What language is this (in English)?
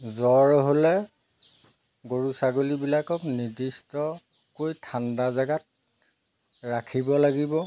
Assamese